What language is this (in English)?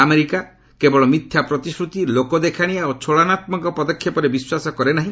Odia